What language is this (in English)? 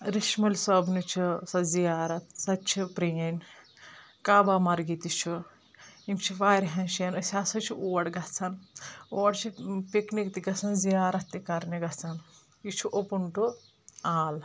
Kashmiri